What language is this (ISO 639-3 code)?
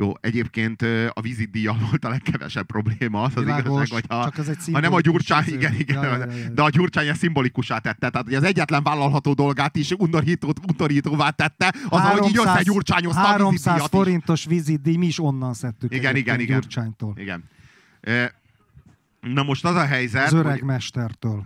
hun